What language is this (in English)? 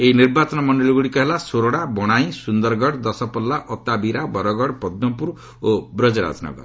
Odia